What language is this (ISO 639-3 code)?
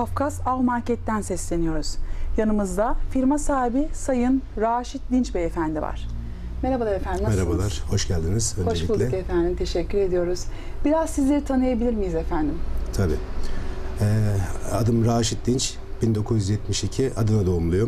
tur